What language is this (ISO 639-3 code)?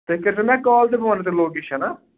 kas